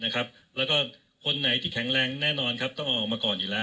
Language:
Thai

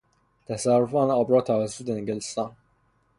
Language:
Persian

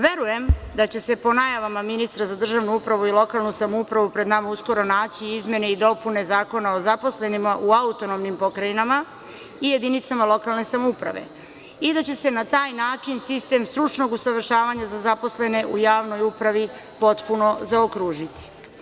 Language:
Serbian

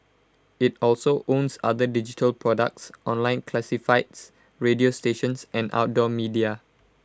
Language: English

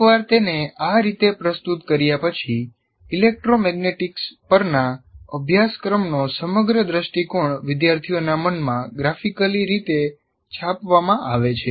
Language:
Gujarati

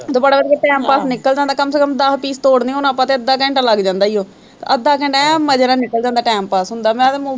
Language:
Punjabi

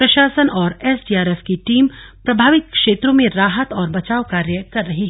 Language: Hindi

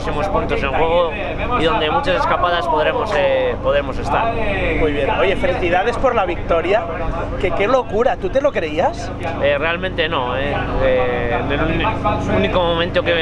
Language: Spanish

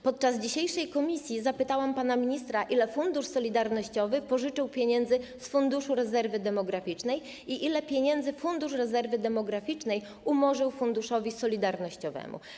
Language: Polish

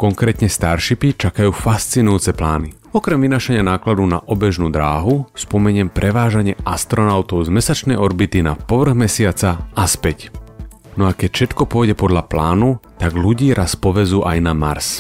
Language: Slovak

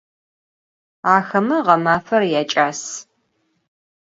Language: Adyghe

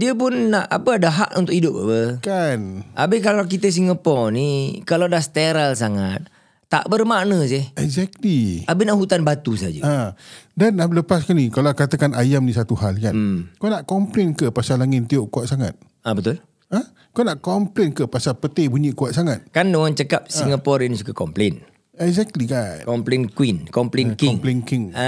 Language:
Malay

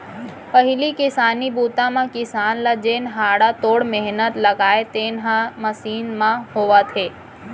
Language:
Chhattisgarhi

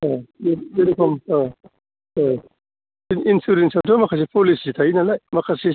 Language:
Bodo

